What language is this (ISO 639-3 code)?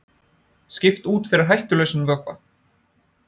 isl